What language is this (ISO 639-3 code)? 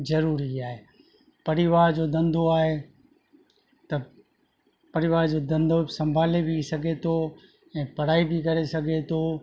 snd